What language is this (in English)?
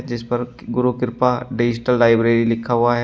Hindi